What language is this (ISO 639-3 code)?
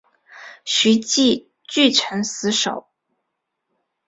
zho